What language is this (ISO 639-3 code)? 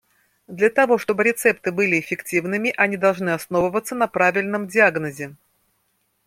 rus